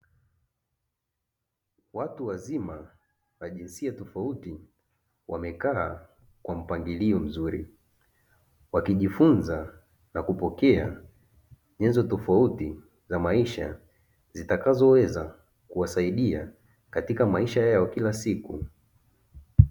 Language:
Swahili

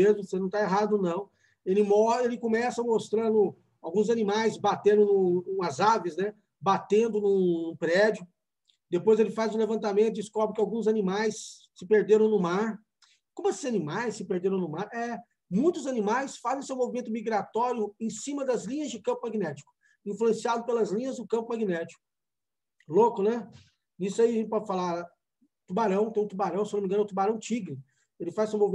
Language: Portuguese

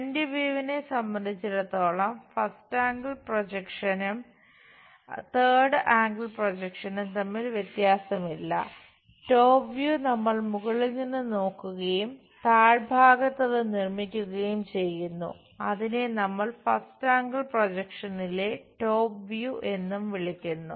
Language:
Malayalam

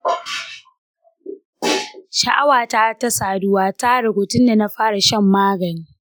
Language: Hausa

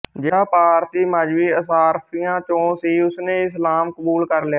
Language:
Punjabi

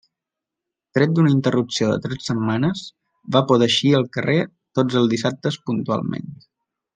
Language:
Catalan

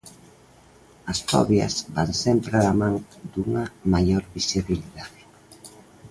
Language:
Galician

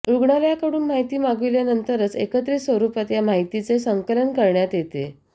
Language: Marathi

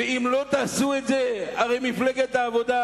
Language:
Hebrew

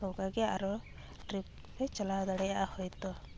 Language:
Santali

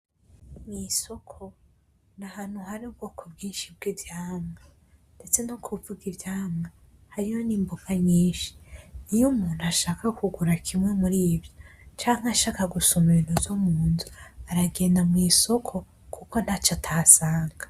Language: Rundi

